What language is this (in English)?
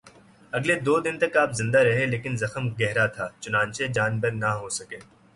Urdu